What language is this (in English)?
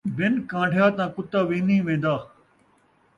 Saraiki